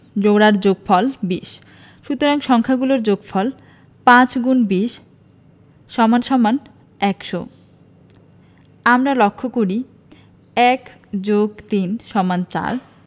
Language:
Bangla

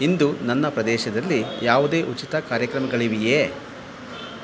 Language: Kannada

